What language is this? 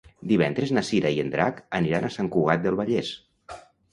Catalan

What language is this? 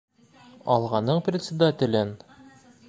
Bashkir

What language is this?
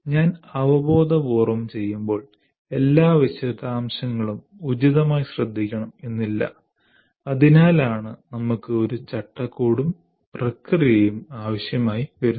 Malayalam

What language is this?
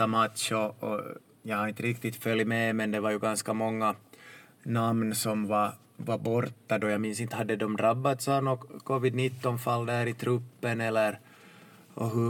Swedish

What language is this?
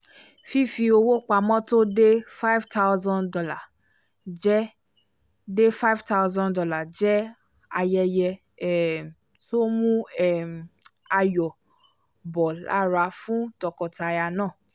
Yoruba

